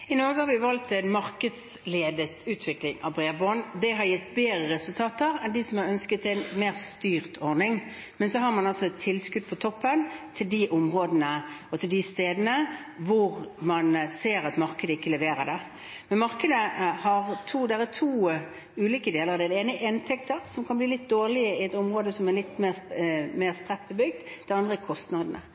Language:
Norwegian Bokmål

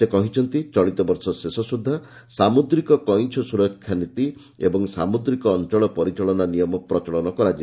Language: Odia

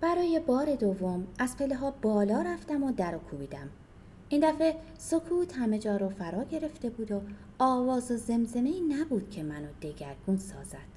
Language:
Persian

